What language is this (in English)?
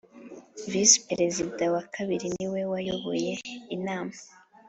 Kinyarwanda